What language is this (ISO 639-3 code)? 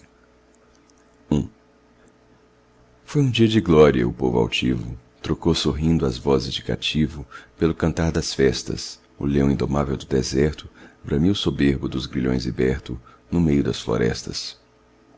por